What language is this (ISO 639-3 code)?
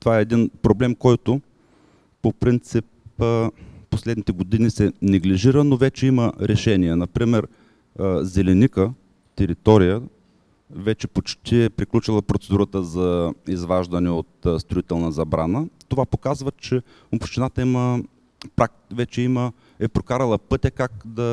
bul